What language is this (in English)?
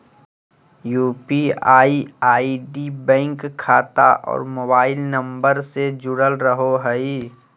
Magahi